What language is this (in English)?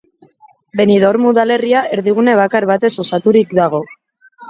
Basque